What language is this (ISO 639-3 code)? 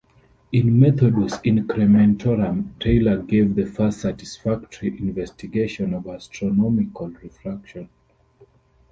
eng